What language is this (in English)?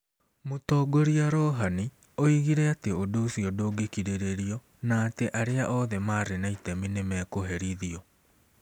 Kikuyu